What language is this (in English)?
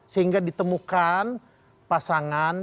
Indonesian